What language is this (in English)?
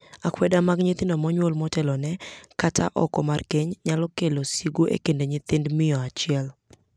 Luo (Kenya and Tanzania)